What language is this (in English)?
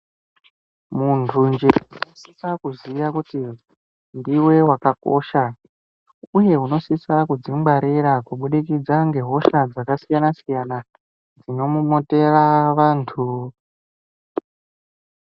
Ndau